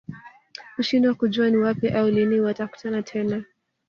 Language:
Swahili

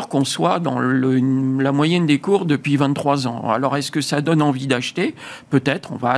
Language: French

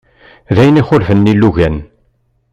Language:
Kabyle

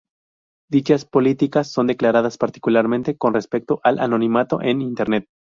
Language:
Spanish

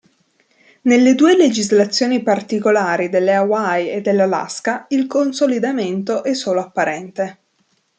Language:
Italian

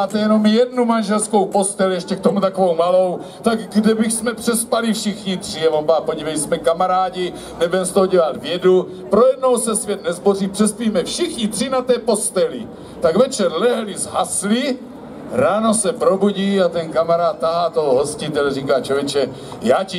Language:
Czech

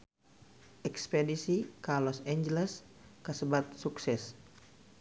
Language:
Sundanese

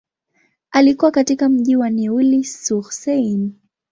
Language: Swahili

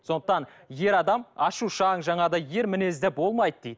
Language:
Kazakh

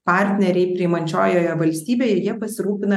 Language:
Lithuanian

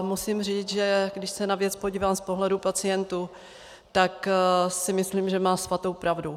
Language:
Czech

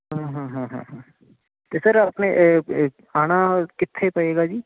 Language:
Punjabi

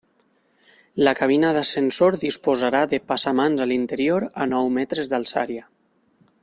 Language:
Catalan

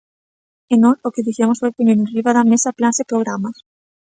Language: Galician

